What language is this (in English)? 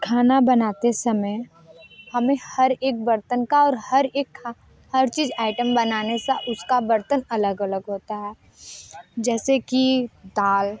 Hindi